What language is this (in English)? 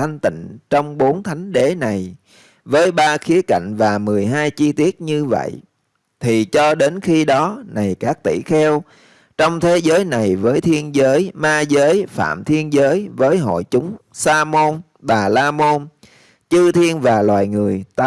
Vietnamese